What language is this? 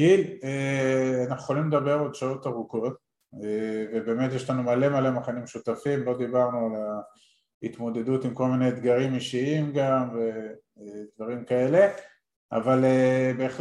Hebrew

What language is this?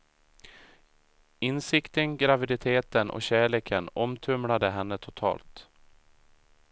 Swedish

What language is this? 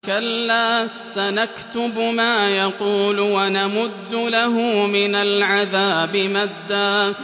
Arabic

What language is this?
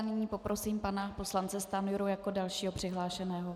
Czech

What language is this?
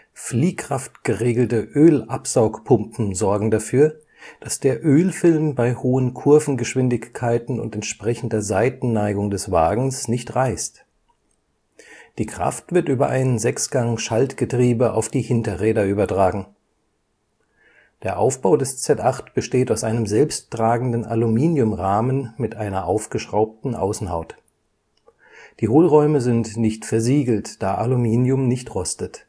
German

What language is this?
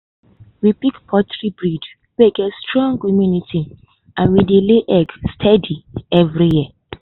Nigerian Pidgin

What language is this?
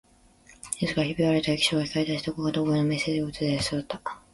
Japanese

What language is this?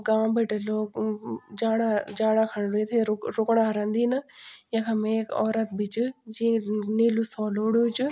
Garhwali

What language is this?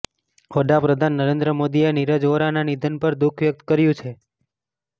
Gujarati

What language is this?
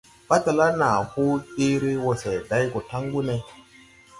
Tupuri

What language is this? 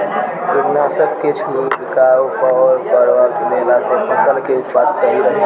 Bhojpuri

